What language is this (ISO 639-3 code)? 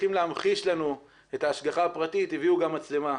heb